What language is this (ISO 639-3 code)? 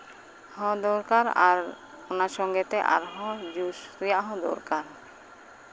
sat